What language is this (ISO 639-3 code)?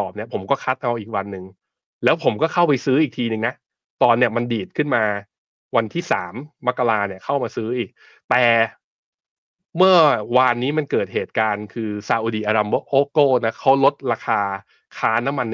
tha